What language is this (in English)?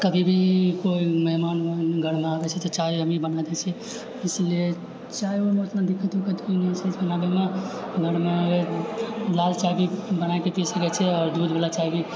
Maithili